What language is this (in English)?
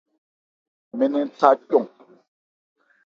Ebrié